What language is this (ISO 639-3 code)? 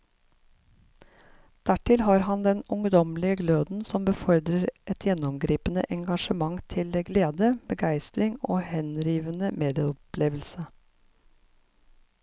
nor